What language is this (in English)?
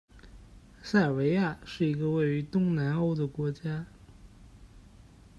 Chinese